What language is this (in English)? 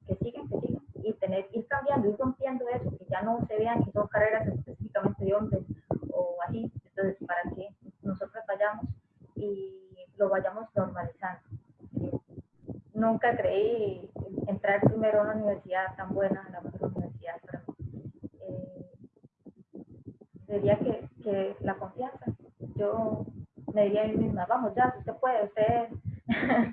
Spanish